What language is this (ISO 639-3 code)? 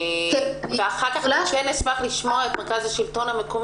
heb